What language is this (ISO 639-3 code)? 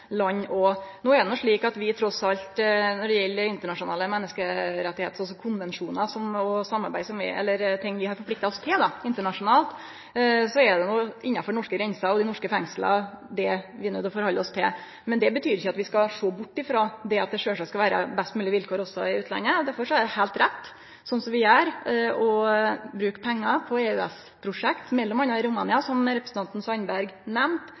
nno